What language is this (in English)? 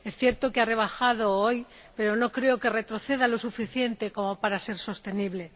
Spanish